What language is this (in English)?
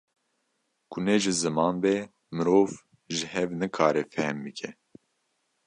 Kurdish